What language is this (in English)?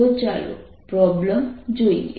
Gujarati